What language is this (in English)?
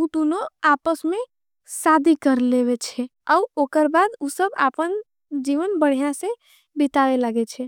Angika